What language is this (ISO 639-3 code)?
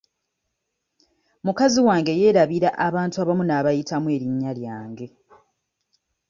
lug